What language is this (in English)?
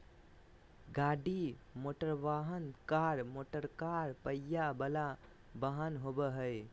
Magahi